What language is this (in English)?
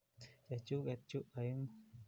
Kalenjin